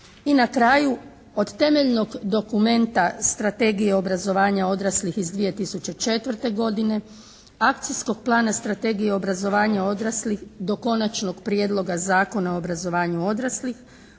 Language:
Croatian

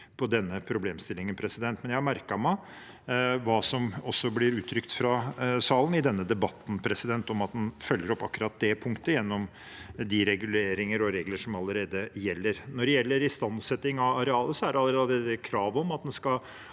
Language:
Norwegian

